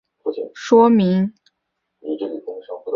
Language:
Chinese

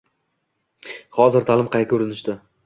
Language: Uzbek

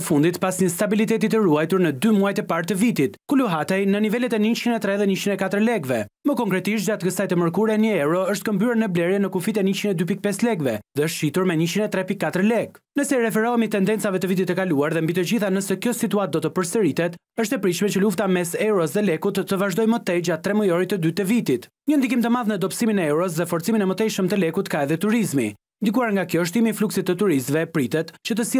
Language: Romanian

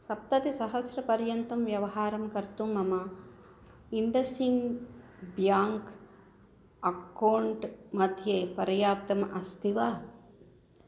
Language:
Sanskrit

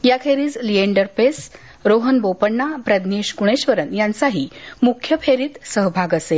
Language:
Marathi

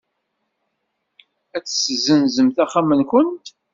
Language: Kabyle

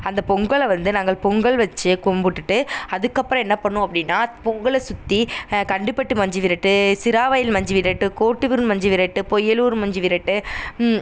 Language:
Tamil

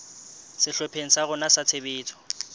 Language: Southern Sotho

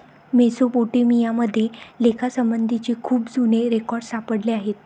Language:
Marathi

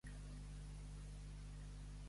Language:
Catalan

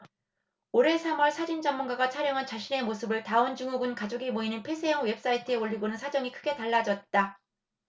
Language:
Korean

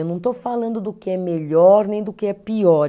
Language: Portuguese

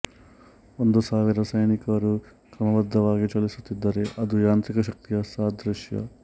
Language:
Kannada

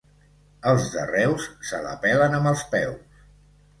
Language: Catalan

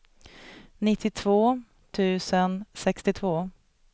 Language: Swedish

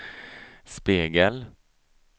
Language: Swedish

